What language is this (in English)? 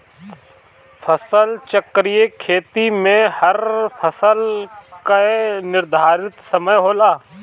Bhojpuri